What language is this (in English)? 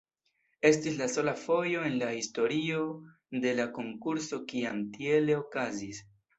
Esperanto